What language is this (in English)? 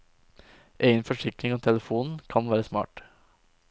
Norwegian